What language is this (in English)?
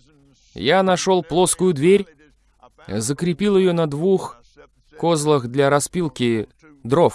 Russian